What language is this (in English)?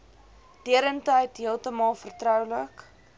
Afrikaans